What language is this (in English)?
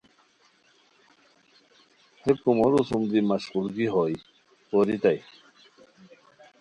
Khowar